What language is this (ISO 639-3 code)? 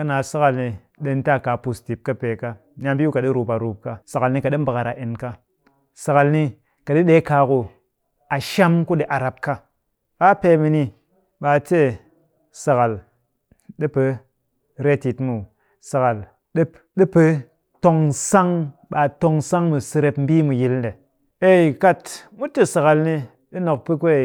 cky